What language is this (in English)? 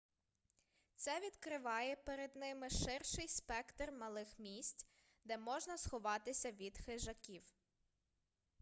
Ukrainian